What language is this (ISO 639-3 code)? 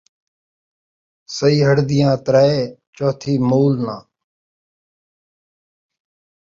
skr